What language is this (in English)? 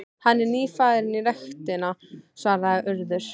Icelandic